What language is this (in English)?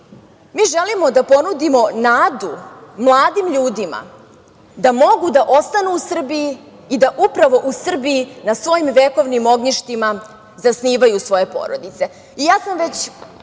Serbian